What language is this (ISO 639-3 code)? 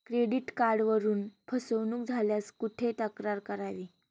mar